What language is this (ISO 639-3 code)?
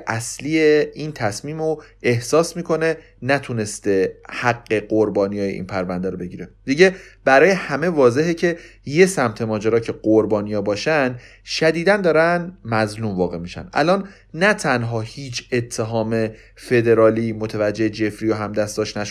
fas